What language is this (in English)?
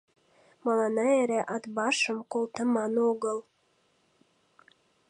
Mari